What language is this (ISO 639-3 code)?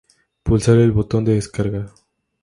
spa